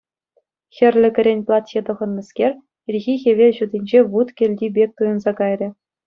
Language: Chuvash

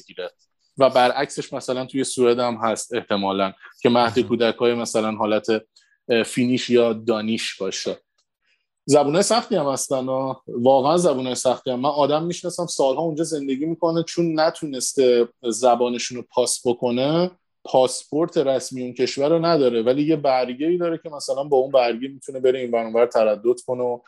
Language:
Persian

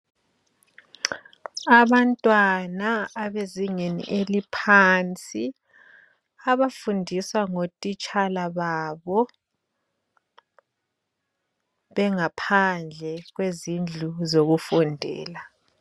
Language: North Ndebele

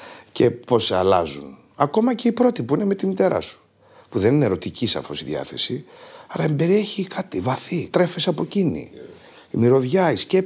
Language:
Greek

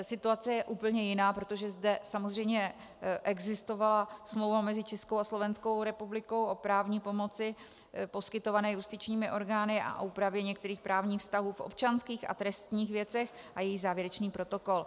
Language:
Czech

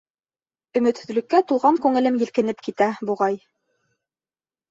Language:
Bashkir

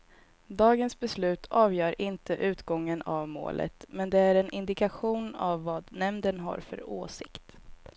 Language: Swedish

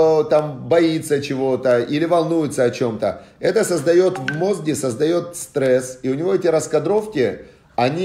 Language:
Russian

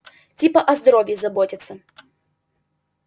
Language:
Russian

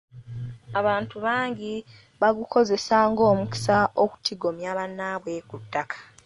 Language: Ganda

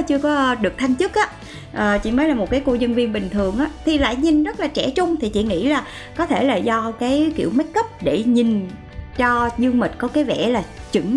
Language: Vietnamese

